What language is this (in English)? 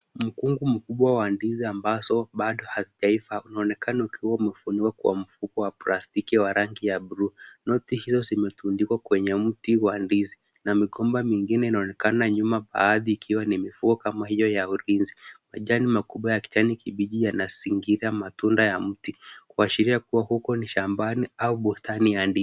Swahili